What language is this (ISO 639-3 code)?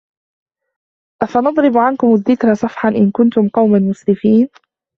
ara